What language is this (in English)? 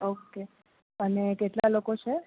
Gujarati